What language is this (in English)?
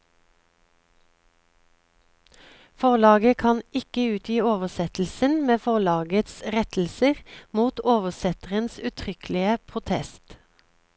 Norwegian